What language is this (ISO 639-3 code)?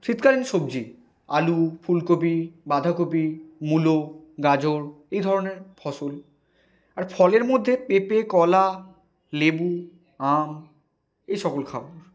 ben